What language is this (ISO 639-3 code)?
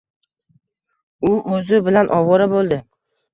uzb